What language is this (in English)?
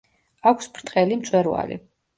Georgian